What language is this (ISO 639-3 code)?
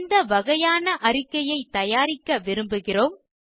tam